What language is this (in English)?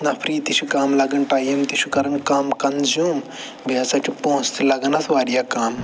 Kashmiri